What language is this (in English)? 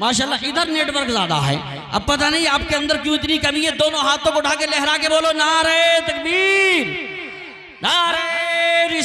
Hindi